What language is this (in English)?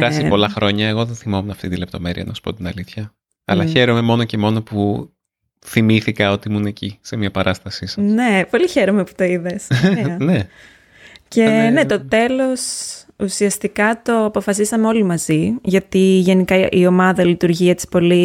Greek